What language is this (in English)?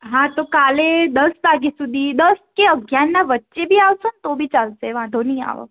Gujarati